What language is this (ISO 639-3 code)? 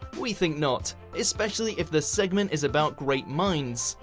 eng